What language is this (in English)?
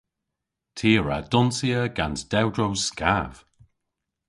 Cornish